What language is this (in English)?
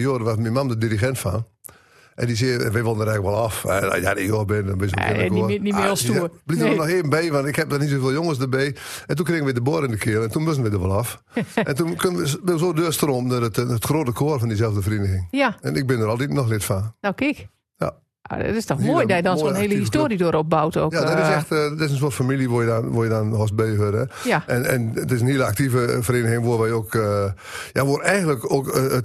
Dutch